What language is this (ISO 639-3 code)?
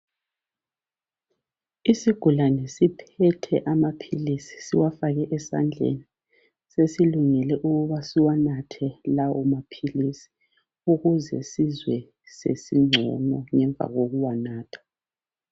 nde